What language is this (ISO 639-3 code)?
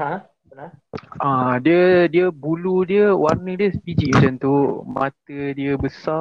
msa